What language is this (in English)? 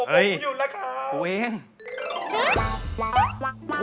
Thai